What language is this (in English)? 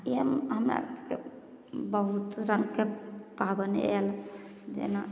Maithili